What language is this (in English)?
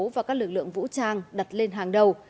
Vietnamese